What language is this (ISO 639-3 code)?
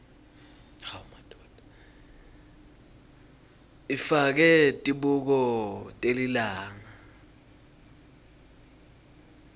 ssw